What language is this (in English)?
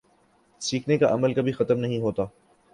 Urdu